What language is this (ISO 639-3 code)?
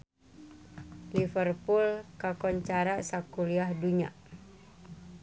sun